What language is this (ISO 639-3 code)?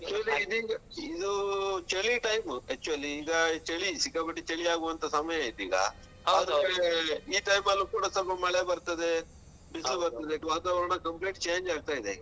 kan